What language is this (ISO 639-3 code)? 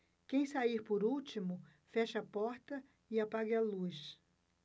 por